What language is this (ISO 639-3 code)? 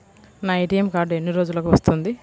tel